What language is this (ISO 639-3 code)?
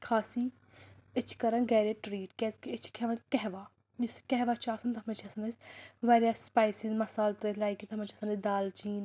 kas